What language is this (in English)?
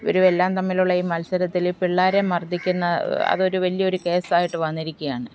Malayalam